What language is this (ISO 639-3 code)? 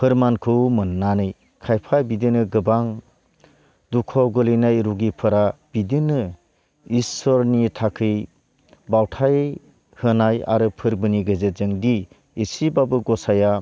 brx